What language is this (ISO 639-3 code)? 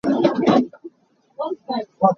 cnh